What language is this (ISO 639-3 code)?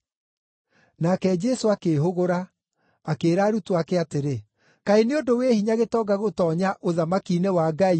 kik